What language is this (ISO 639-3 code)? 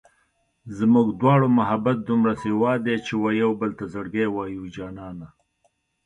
pus